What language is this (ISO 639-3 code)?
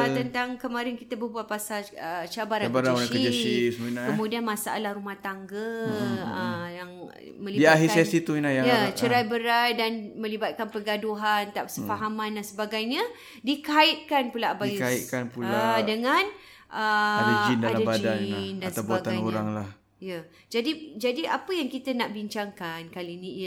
msa